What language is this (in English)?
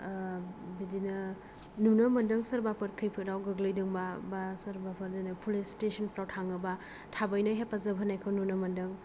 Bodo